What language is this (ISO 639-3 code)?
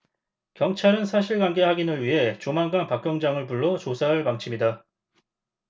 kor